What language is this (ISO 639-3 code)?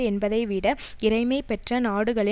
tam